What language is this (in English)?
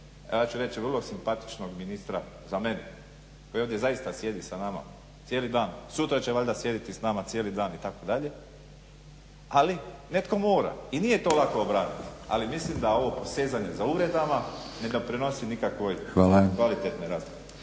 Croatian